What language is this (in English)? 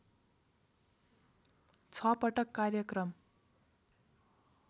Nepali